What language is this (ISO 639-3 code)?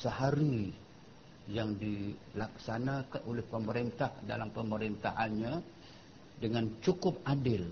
msa